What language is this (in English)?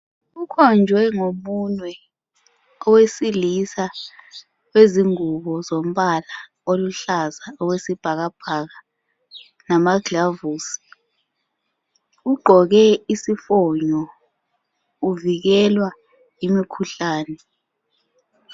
North Ndebele